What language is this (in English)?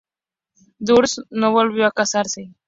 Spanish